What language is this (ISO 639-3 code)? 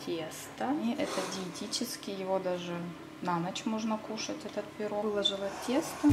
rus